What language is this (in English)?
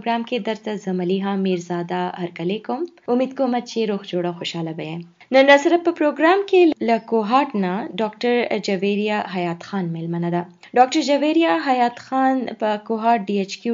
Urdu